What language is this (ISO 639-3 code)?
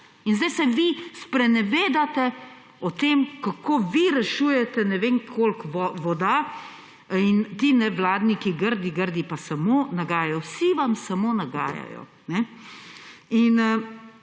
slv